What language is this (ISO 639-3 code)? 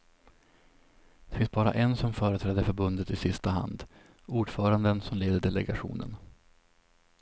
swe